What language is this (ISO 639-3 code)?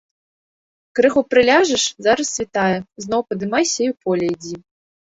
bel